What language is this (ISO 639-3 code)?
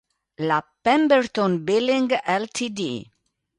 ita